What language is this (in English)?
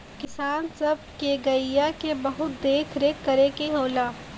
Bhojpuri